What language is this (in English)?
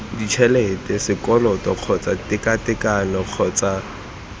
Tswana